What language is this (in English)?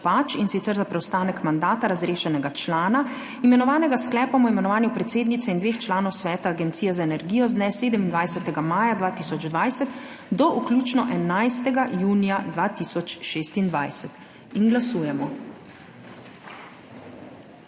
Slovenian